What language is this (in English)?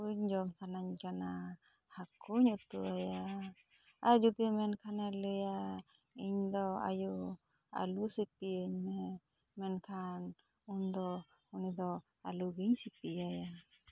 Santali